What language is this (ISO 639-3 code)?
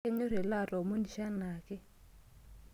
mas